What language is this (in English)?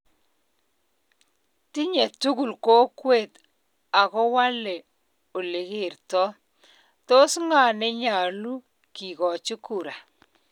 Kalenjin